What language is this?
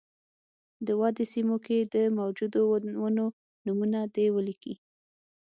Pashto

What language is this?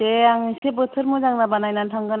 Bodo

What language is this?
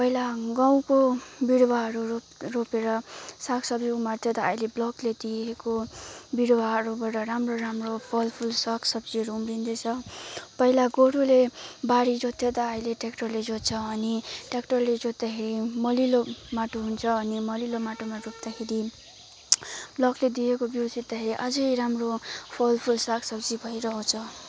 Nepali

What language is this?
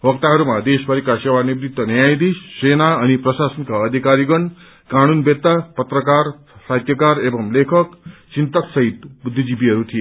Nepali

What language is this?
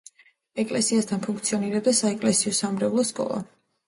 Georgian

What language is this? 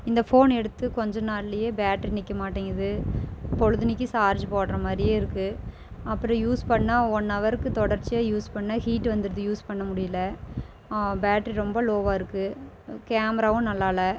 Tamil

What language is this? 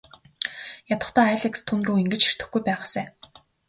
Mongolian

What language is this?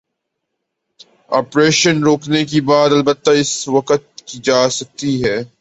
Urdu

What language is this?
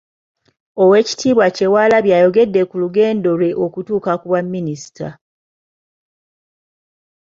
Ganda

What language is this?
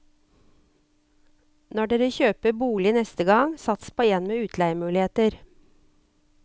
Norwegian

